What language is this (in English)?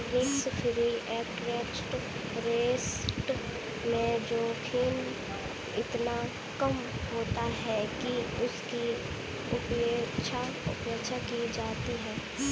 Hindi